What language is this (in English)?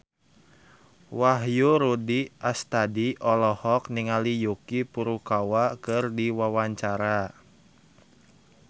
Sundanese